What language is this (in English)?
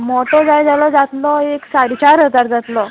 Konkani